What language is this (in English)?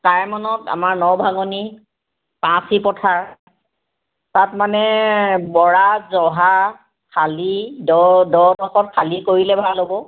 Assamese